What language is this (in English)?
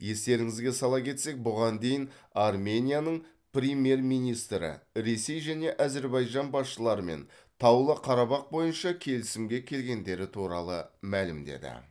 Kazakh